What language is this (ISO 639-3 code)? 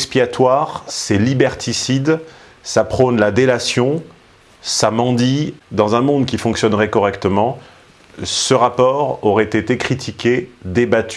fra